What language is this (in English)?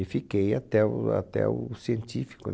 Portuguese